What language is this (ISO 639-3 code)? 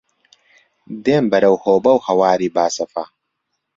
ckb